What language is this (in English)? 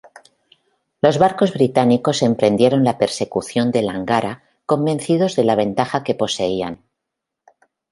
Spanish